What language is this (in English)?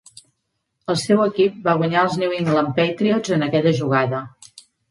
Catalan